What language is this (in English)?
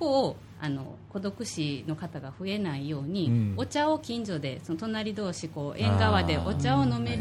Japanese